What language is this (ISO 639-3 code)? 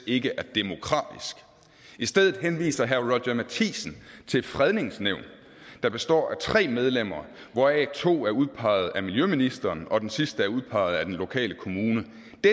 dan